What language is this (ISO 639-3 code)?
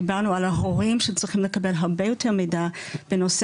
heb